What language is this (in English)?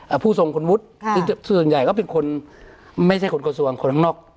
Thai